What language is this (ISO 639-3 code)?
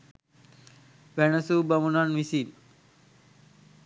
sin